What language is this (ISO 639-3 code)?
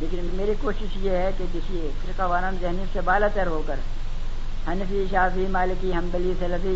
urd